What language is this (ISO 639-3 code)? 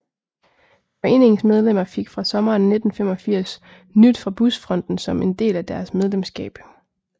dan